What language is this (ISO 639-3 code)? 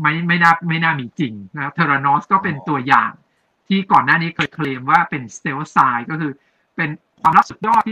tha